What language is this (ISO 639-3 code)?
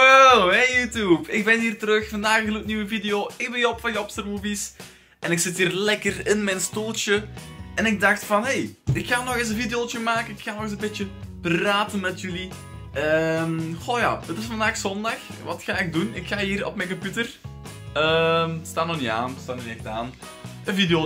nld